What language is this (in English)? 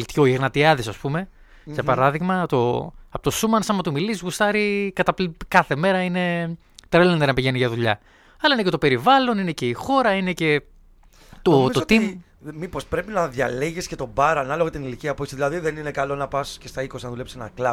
Greek